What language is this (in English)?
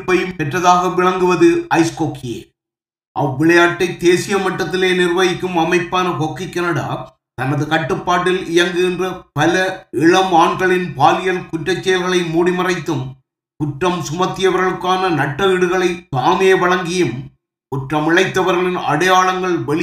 Tamil